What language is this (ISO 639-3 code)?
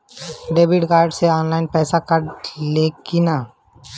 bho